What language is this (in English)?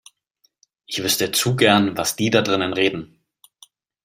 German